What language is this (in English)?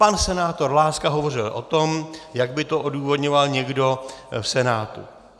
Czech